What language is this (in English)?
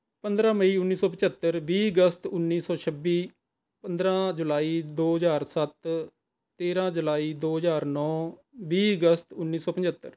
Punjabi